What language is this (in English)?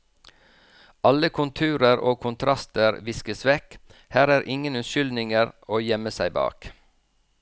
Norwegian